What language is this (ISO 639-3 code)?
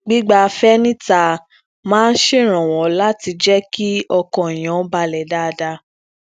yor